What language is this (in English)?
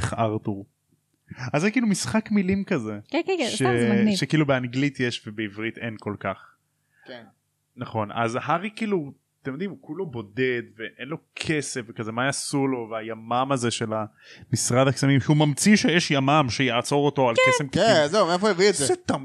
Hebrew